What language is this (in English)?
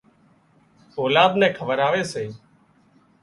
Wadiyara Koli